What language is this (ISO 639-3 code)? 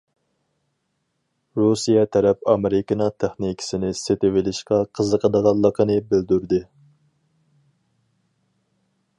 uig